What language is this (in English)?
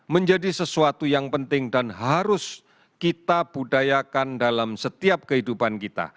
Indonesian